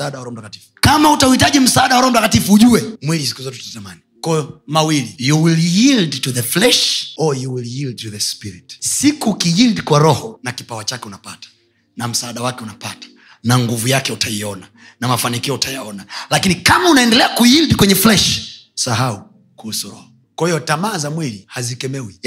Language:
Swahili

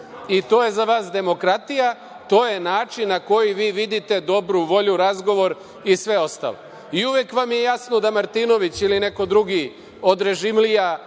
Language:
Serbian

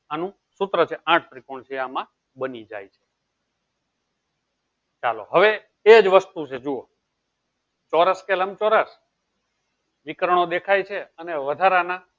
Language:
Gujarati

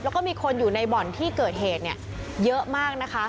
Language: Thai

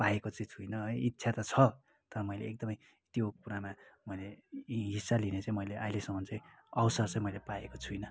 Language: Nepali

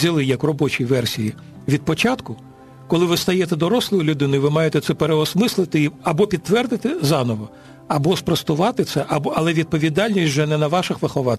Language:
Ukrainian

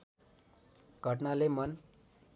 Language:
Nepali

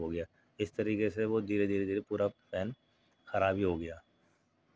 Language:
Urdu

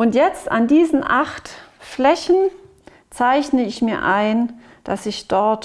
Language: German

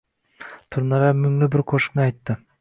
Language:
Uzbek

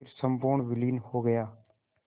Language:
Hindi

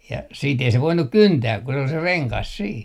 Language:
Finnish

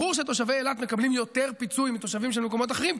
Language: Hebrew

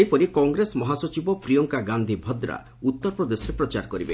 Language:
Odia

